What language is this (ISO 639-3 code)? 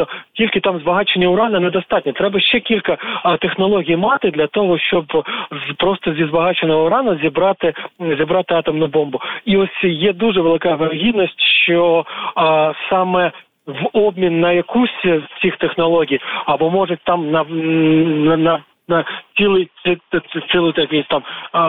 ukr